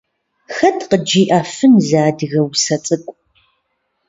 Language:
Kabardian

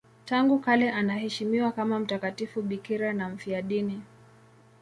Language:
Swahili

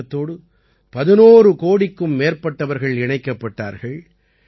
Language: Tamil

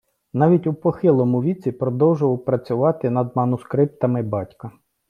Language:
Ukrainian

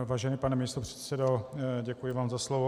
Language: Czech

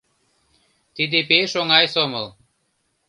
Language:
Mari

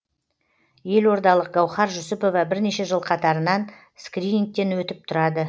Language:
Kazakh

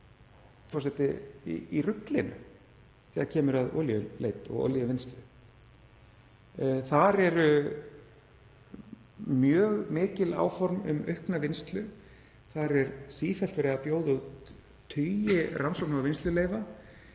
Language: Icelandic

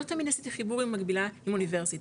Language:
Hebrew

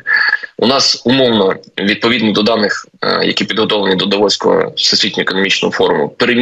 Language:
Ukrainian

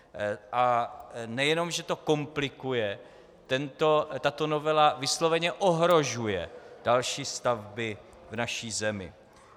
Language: Czech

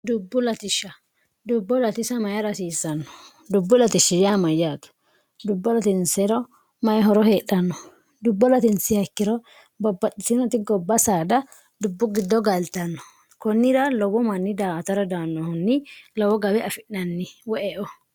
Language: Sidamo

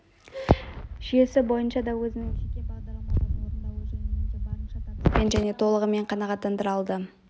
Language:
Kazakh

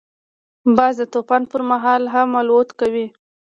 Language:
Pashto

